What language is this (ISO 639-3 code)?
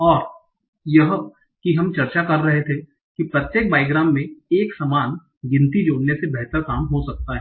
hin